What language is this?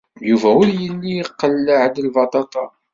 Kabyle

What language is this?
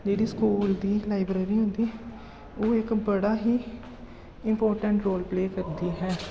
Dogri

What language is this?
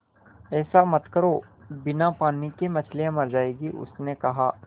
Hindi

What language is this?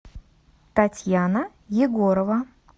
Russian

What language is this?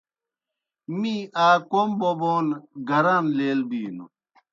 Kohistani Shina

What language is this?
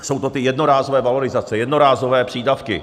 Czech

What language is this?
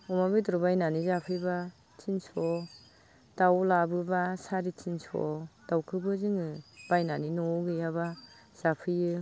Bodo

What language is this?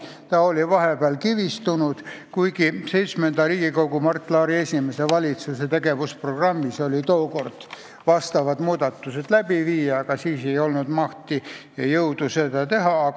Estonian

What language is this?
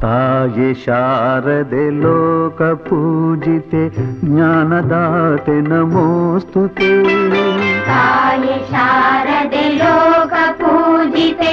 Kannada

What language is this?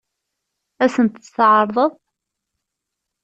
Kabyle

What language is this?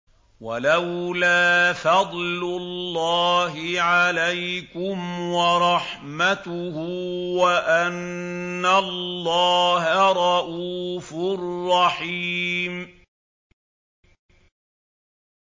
Arabic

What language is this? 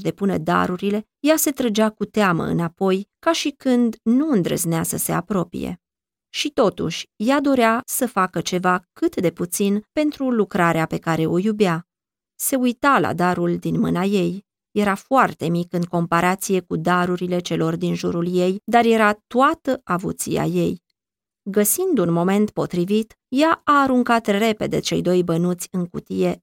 Romanian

